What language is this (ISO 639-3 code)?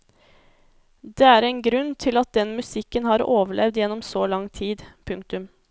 nor